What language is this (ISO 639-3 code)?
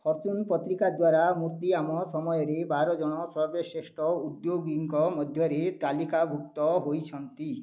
ori